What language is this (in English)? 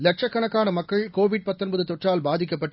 Tamil